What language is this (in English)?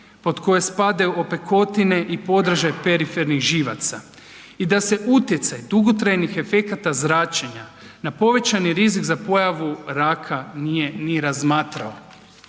Croatian